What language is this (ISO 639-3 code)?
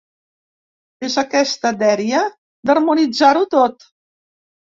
cat